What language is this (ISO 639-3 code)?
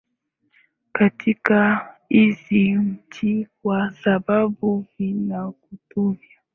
swa